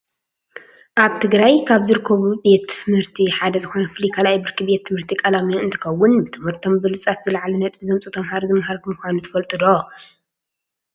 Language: Tigrinya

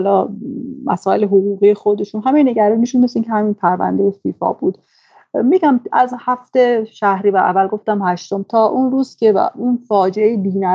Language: Persian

